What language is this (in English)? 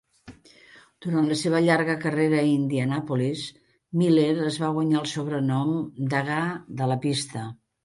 Catalan